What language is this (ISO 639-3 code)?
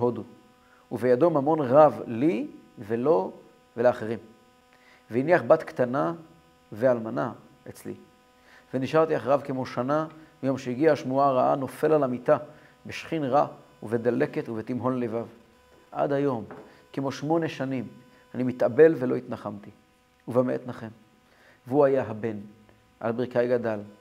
heb